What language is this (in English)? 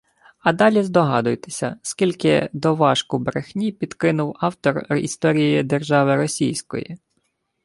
Ukrainian